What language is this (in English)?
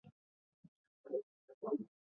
Basque